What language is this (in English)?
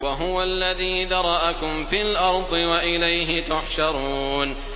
Arabic